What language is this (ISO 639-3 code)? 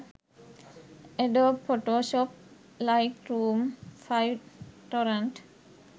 sin